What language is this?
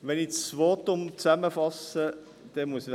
Swiss German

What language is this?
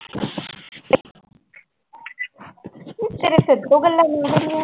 Punjabi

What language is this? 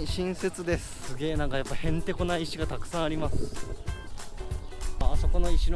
Japanese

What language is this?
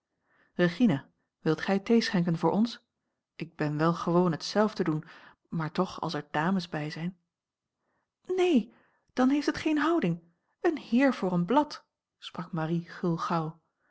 Dutch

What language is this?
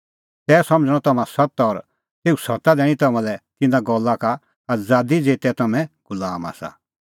Kullu Pahari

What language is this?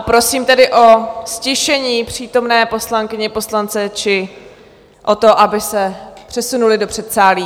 Czech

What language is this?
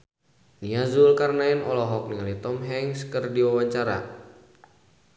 Sundanese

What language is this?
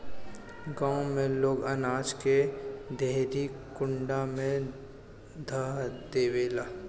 Bhojpuri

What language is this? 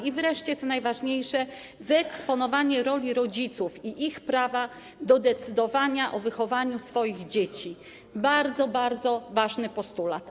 Polish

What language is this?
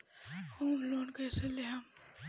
Bhojpuri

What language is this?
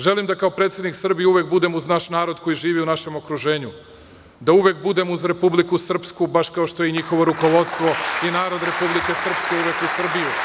Serbian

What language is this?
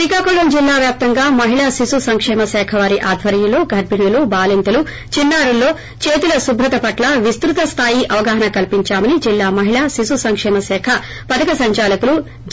Telugu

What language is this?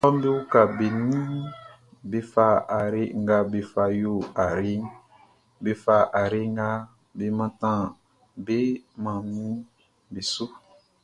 Baoulé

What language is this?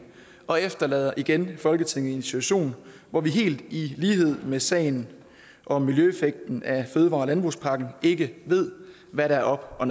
Danish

